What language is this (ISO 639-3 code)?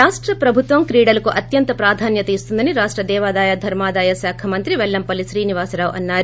tel